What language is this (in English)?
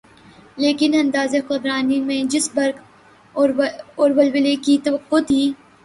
Urdu